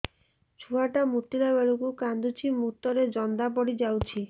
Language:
Odia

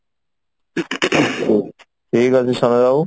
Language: Odia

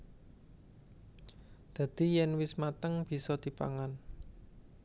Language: Javanese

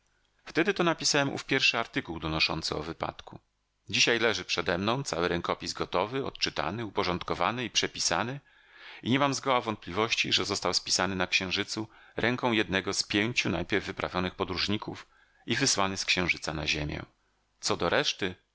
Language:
Polish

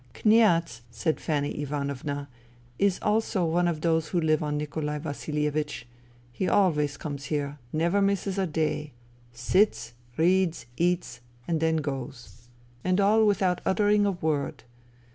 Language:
English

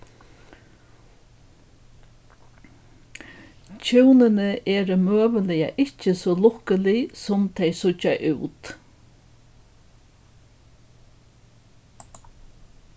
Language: Faroese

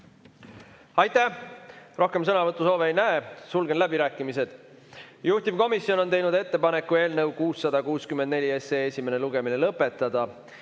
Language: Estonian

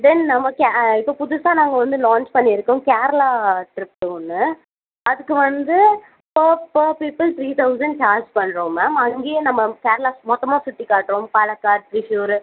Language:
Tamil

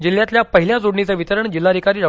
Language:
Marathi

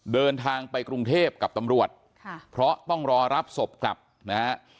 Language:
Thai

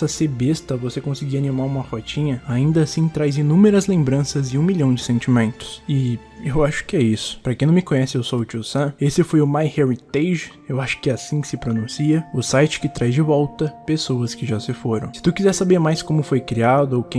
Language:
Portuguese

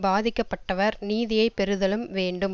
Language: Tamil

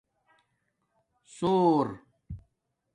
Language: Domaaki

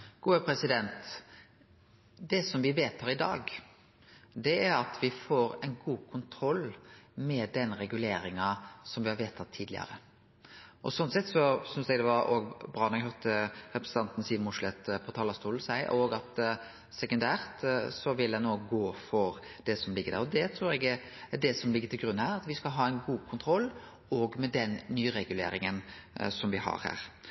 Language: Norwegian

